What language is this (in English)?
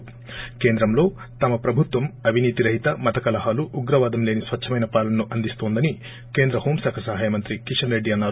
Telugu